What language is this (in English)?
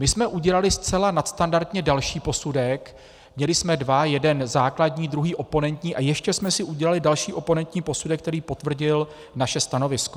Czech